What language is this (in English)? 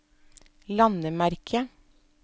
Norwegian